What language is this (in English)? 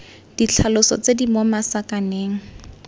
Tswana